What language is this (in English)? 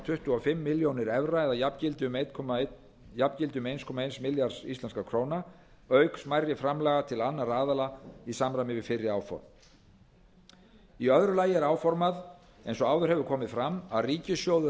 Icelandic